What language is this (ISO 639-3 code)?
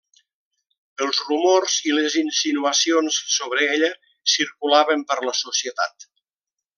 cat